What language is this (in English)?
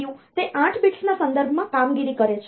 Gujarati